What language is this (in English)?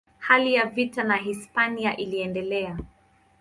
Swahili